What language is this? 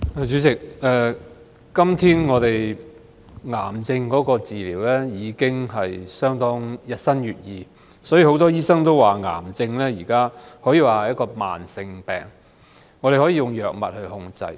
Cantonese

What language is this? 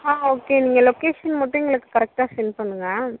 Tamil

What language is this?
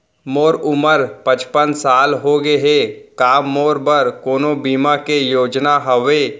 Chhattisgarhi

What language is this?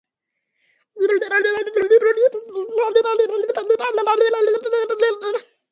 Latvian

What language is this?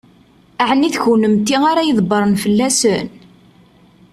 Kabyle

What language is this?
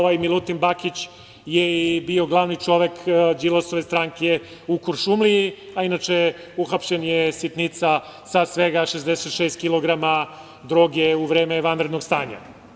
Serbian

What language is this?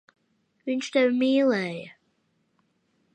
Latvian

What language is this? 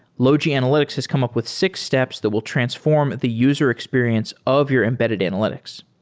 English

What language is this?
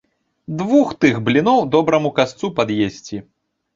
Belarusian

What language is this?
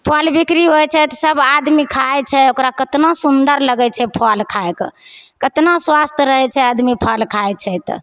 Maithili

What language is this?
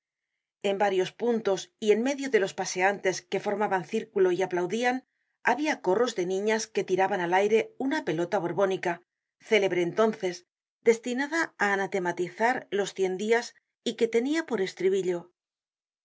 Spanish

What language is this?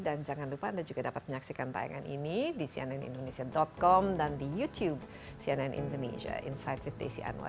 Indonesian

